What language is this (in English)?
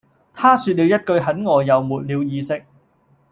Cantonese